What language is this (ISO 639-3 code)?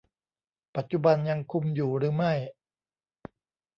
tha